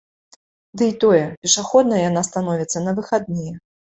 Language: Belarusian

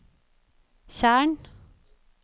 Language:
Norwegian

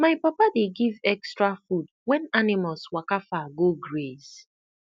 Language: Nigerian Pidgin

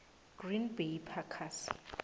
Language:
South Ndebele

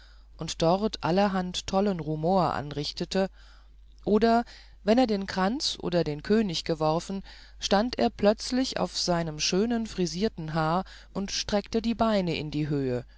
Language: German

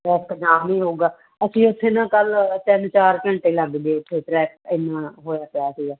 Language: Punjabi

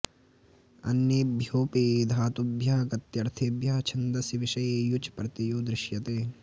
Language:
Sanskrit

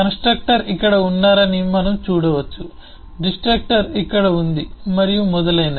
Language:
Telugu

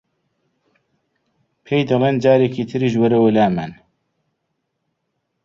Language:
Central Kurdish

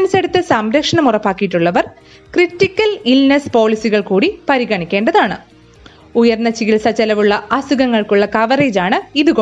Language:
Malayalam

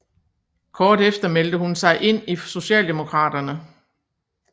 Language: Danish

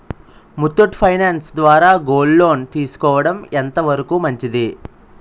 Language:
Telugu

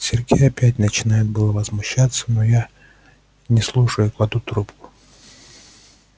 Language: Russian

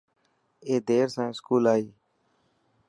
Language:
Dhatki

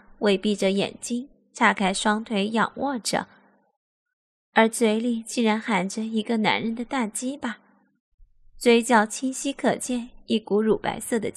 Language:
Chinese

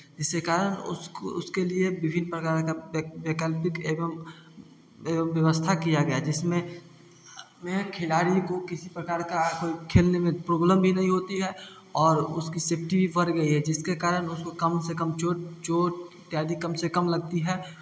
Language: Hindi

